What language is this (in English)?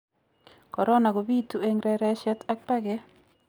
Kalenjin